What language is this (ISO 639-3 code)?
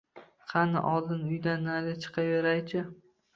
uzb